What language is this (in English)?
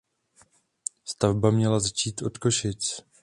Czech